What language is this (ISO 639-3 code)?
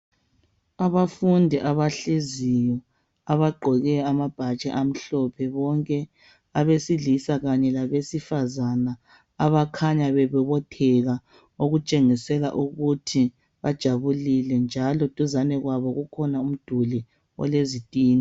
nde